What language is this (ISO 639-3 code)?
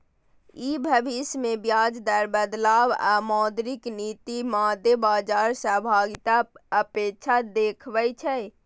mai